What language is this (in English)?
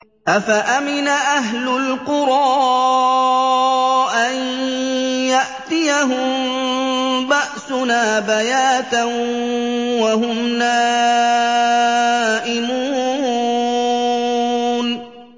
Arabic